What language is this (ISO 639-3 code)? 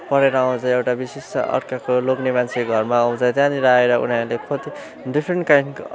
nep